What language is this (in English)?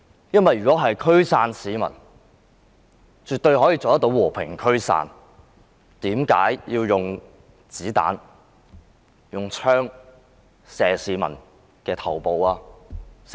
Cantonese